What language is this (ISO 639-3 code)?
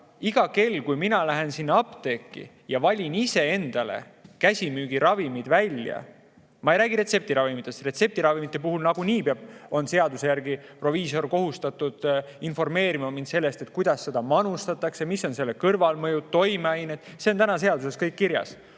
est